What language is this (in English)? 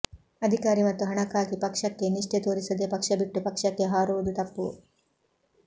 Kannada